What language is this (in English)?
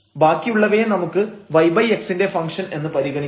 Malayalam